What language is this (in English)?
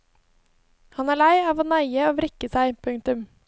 Norwegian